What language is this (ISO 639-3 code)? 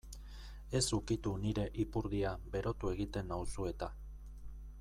eus